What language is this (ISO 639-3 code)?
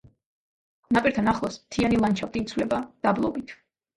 kat